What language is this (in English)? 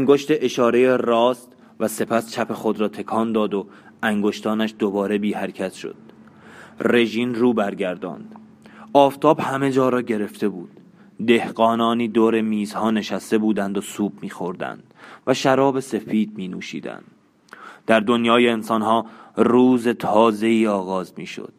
Persian